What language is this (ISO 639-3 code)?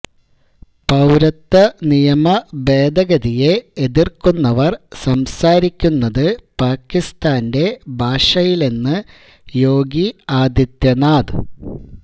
mal